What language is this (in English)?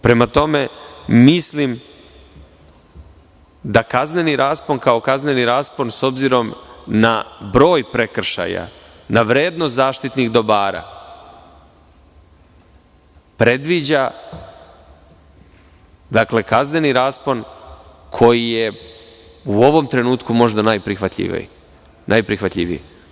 Serbian